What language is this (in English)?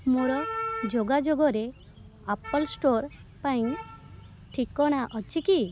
Odia